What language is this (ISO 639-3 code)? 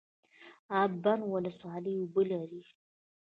pus